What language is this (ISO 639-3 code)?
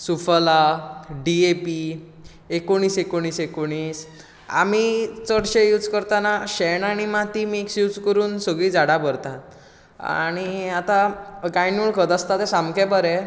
kok